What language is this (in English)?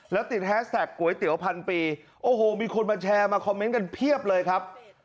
Thai